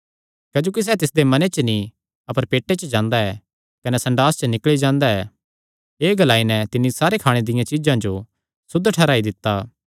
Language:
Kangri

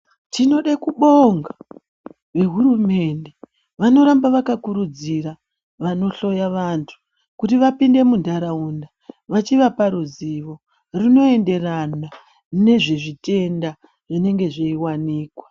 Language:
Ndau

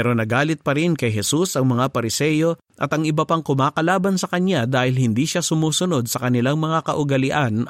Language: Filipino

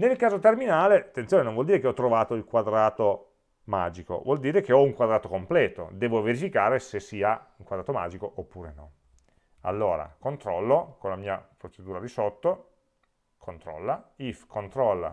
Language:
Italian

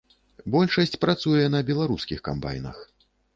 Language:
Belarusian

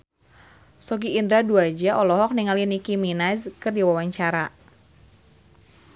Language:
Sundanese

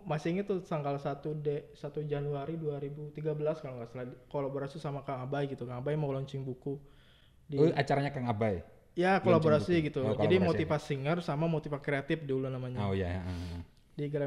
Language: Indonesian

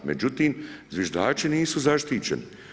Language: Croatian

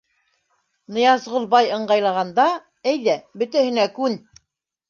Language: Bashkir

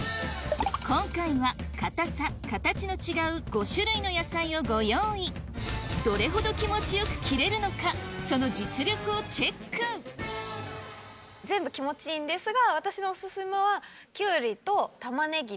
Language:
Japanese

